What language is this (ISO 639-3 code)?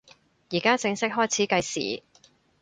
yue